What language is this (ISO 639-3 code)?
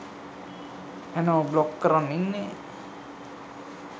sin